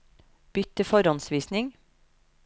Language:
Norwegian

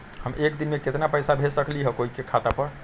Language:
Magahi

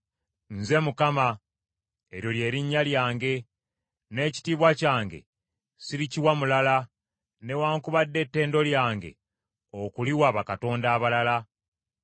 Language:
Ganda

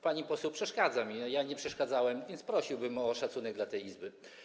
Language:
Polish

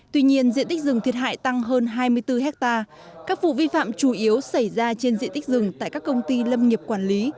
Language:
Vietnamese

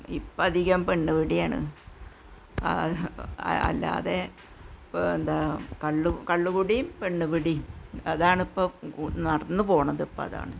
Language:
Malayalam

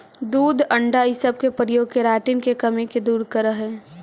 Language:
Magahi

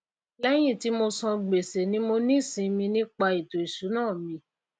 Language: Yoruba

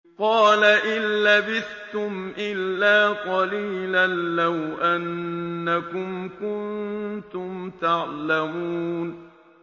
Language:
Arabic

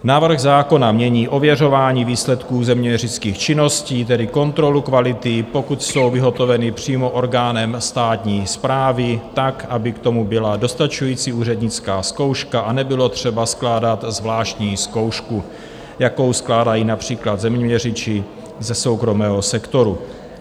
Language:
Czech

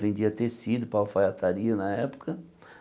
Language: Portuguese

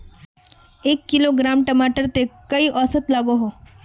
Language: Magahi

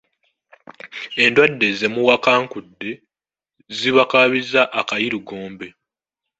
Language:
Ganda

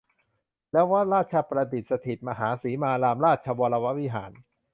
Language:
Thai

